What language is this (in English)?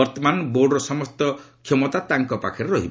Odia